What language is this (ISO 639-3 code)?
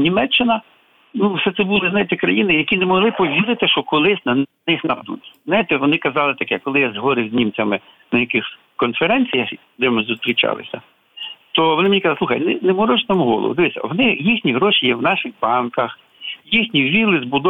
ukr